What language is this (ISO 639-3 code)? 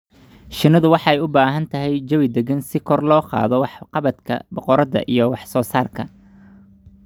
som